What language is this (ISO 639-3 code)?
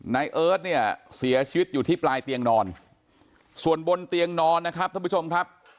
tha